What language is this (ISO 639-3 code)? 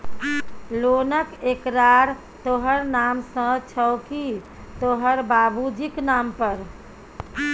mai